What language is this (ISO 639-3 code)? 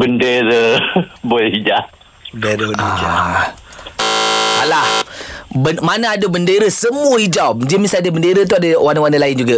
msa